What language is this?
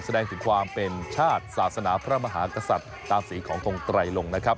Thai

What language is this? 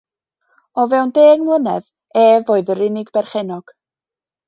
Welsh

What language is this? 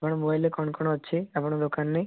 Odia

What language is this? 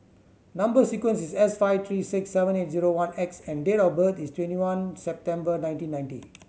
English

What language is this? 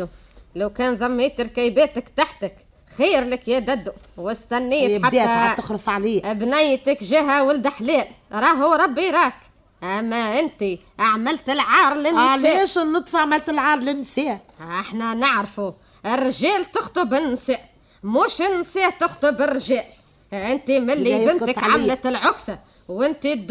Arabic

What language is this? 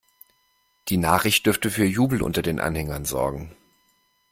German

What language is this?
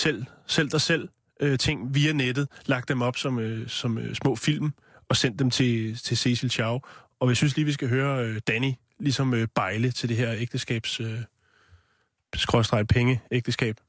Danish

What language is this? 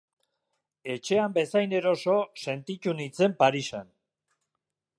Basque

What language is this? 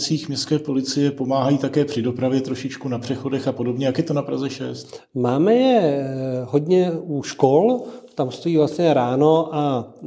Czech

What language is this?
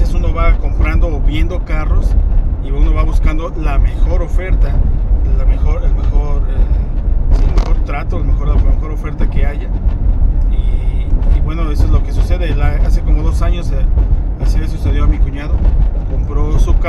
Spanish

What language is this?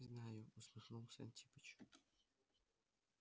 Russian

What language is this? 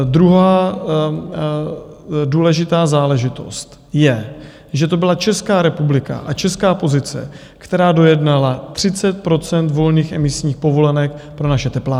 Czech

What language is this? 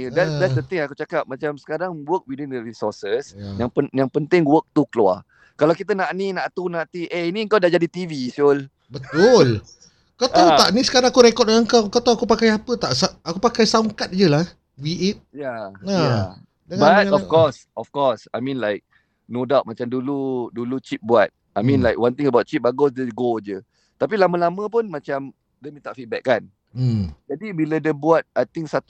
Malay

